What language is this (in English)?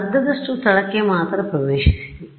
Kannada